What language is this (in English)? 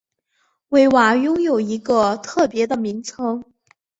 Chinese